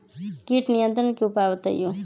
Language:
Magahi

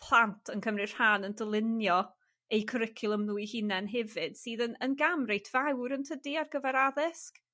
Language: Welsh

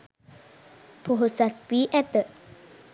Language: Sinhala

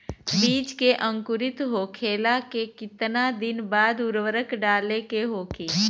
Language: Bhojpuri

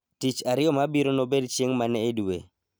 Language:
Luo (Kenya and Tanzania)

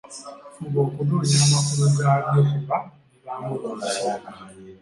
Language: Ganda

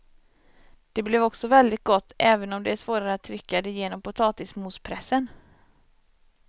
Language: Swedish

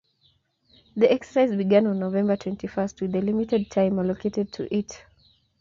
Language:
Kalenjin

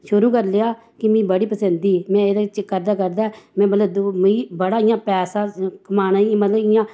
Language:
Dogri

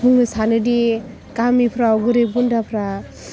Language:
Bodo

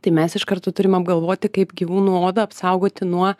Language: Lithuanian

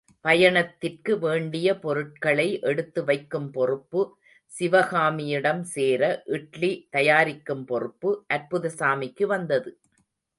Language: Tamil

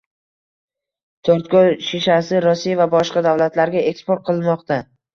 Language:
Uzbek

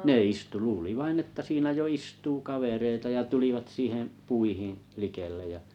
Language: Finnish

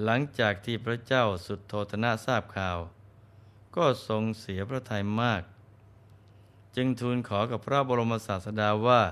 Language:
Thai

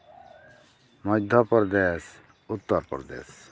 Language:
Santali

